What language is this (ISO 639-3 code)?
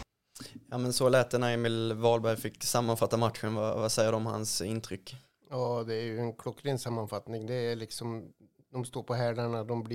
swe